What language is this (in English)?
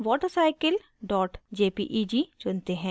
Hindi